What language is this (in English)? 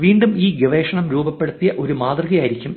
Malayalam